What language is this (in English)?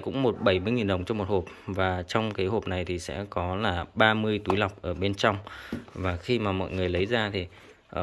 Vietnamese